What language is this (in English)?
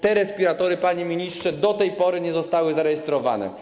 Polish